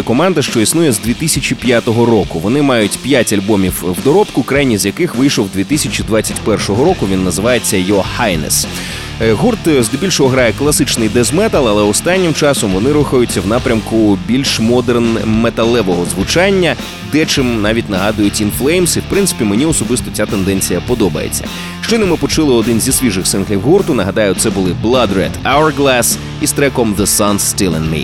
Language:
Ukrainian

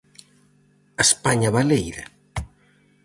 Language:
Galician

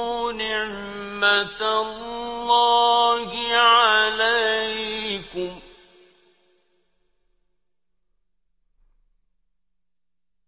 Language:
Arabic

